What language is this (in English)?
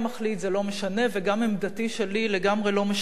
Hebrew